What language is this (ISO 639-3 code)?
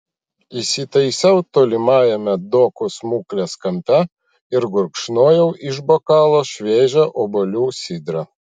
lit